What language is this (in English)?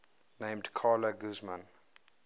English